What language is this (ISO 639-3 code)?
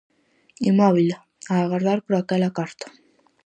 glg